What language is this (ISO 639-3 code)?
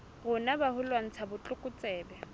sot